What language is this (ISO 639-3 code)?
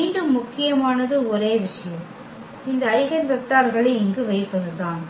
tam